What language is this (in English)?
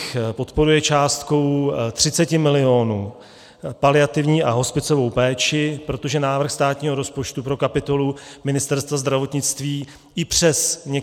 Czech